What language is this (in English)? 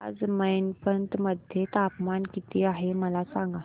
Marathi